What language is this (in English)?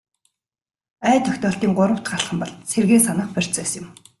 Mongolian